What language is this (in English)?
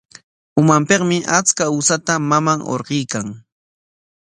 Corongo Ancash Quechua